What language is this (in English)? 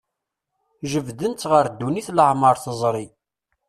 Kabyle